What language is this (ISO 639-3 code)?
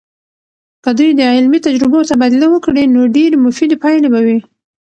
pus